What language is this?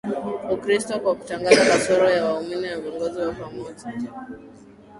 Swahili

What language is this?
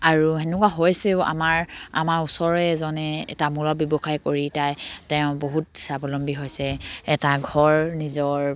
Assamese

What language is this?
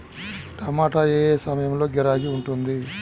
Telugu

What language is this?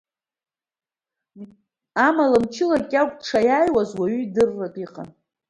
Abkhazian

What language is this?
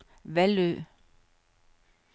Danish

